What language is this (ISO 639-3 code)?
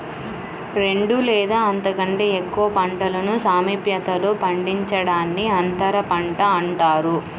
tel